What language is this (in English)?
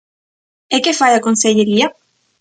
Galician